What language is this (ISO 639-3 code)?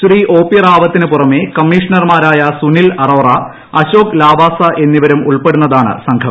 mal